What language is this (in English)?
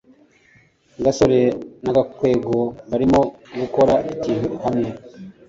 Kinyarwanda